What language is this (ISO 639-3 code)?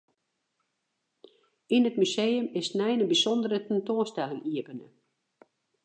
fry